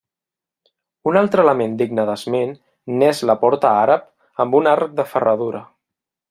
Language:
Catalan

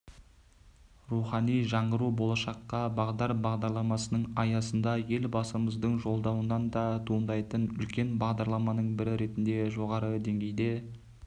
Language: Kazakh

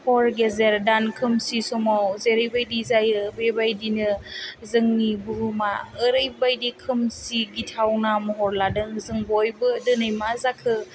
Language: Bodo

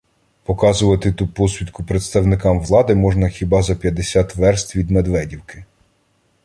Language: Ukrainian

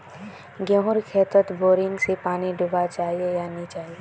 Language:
Magahi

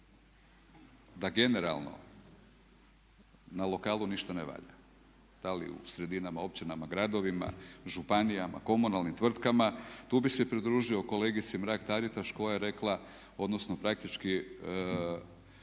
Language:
Croatian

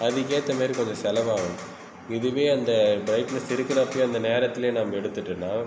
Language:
Tamil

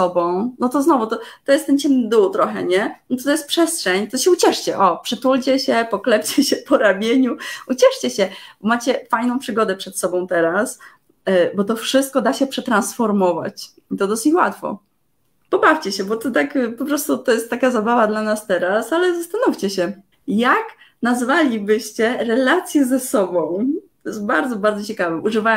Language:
Polish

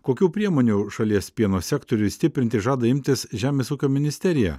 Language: Lithuanian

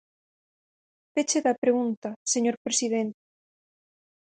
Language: Galician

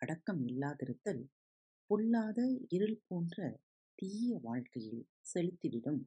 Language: Tamil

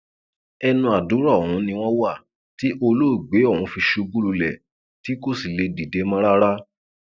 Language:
Yoruba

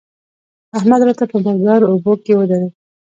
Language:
Pashto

